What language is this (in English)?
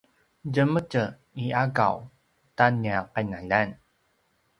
Paiwan